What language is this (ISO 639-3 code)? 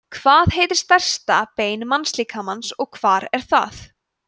isl